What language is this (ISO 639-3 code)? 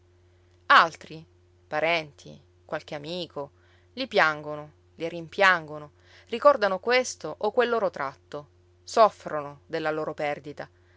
ita